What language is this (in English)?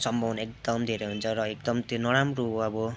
Nepali